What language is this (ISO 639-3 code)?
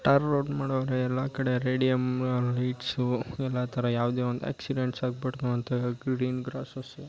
kan